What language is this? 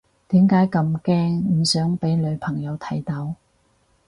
Cantonese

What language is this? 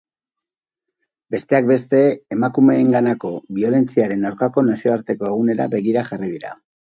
Basque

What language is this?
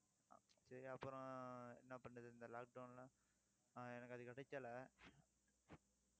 Tamil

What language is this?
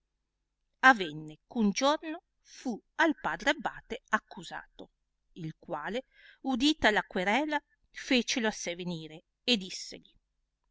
Italian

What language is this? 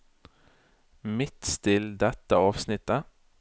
Norwegian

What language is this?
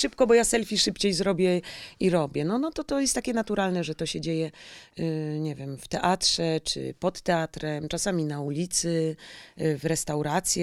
Polish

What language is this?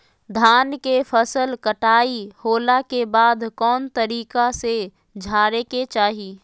Magahi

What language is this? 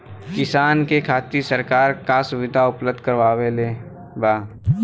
Bhojpuri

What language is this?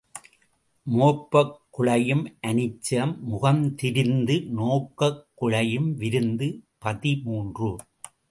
Tamil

